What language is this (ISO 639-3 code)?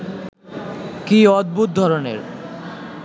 ben